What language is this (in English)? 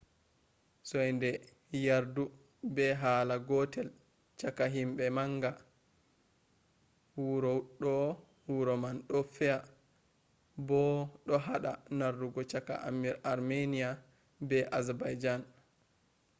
Fula